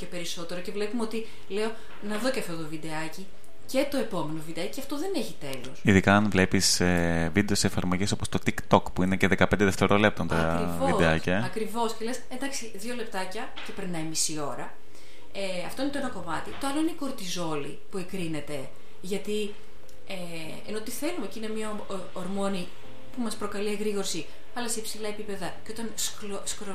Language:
Greek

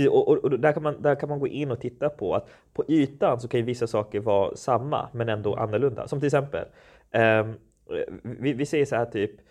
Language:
Swedish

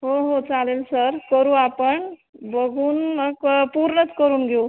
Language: Marathi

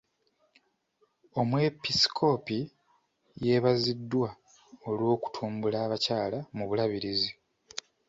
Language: Ganda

